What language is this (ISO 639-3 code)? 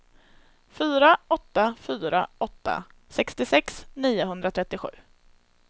swe